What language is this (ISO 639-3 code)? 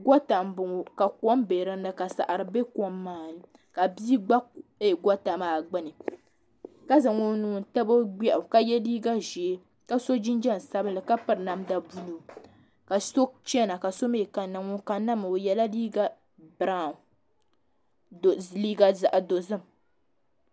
dag